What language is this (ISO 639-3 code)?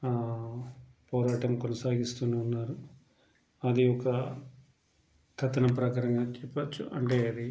tel